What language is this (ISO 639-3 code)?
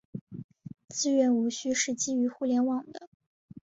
zho